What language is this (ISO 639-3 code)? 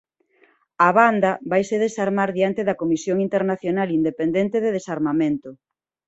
glg